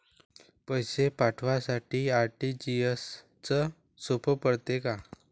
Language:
Marathi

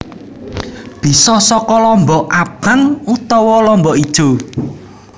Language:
Javanese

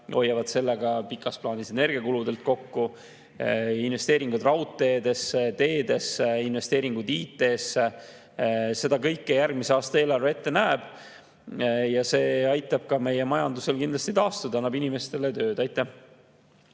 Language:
Estonian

